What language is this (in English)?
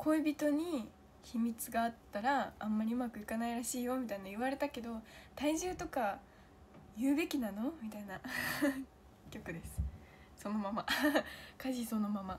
Japanese